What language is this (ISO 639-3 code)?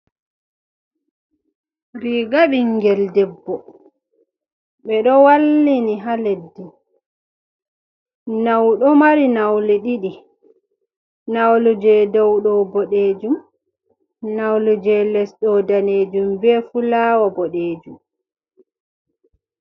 ful